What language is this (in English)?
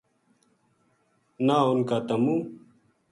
Gujari